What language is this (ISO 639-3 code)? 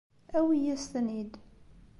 kab